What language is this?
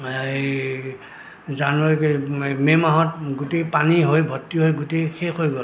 Assamese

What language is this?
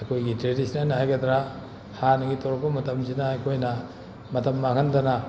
Manipuri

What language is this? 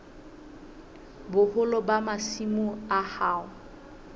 Southern Sotho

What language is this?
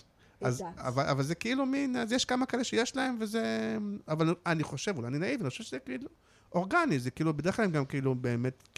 Hebrew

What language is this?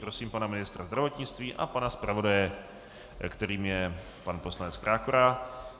Czech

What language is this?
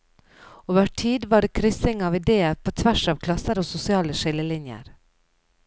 Norwegian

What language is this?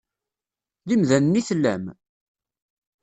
Kabyle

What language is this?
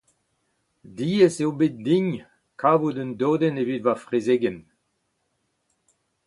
Breton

